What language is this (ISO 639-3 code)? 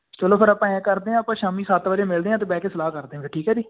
pan